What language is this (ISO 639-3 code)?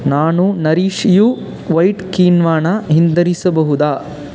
kan